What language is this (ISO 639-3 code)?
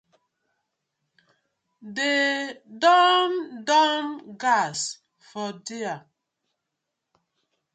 pcm